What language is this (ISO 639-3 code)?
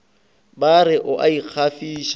nso